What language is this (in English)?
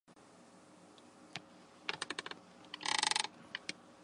Chinese